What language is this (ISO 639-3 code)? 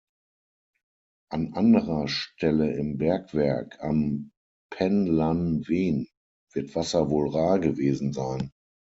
deu